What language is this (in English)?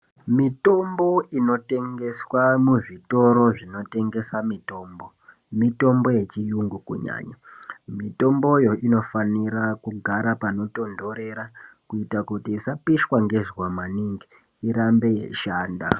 Ndau